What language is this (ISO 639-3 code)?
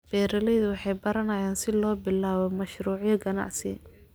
som